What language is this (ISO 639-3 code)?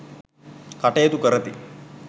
sin